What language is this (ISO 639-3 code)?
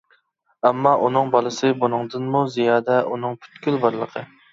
uig